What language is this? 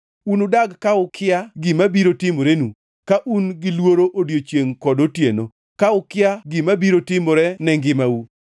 Luo (Kenya and Tanzania)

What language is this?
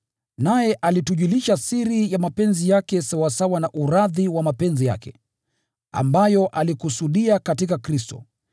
Swahili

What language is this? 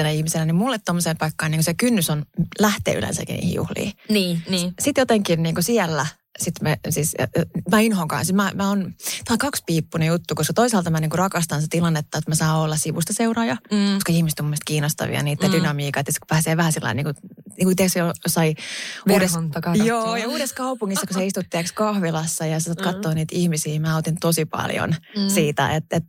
Finnish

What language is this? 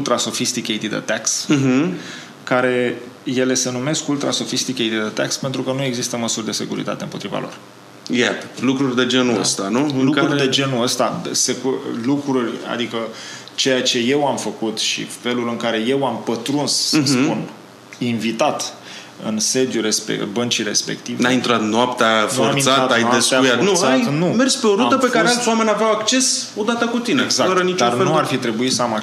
Romanian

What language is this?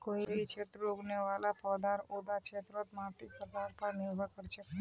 Magahi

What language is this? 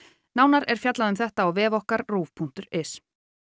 Icelandic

